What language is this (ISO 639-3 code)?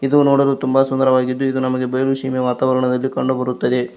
kan